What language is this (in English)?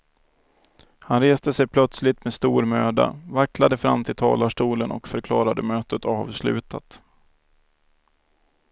Swedish